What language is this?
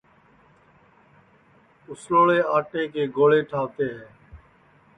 Sansi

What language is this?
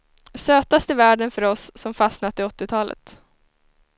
Swedish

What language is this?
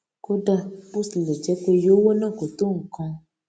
Yoruba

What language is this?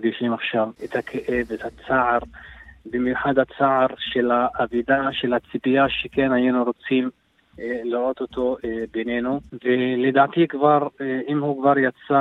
Hebrew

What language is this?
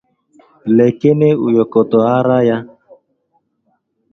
Igbo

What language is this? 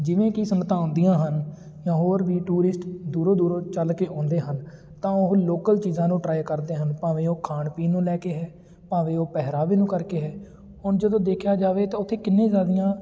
Punjabi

